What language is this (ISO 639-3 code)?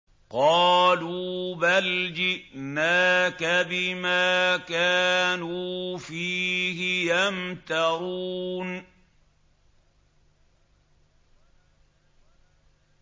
ara